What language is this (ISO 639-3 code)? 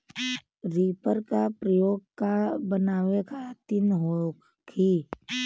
bho